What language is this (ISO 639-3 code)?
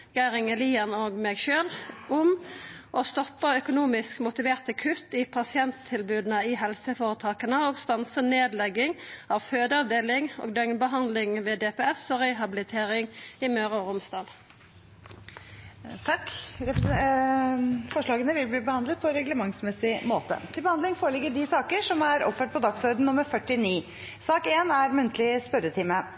nor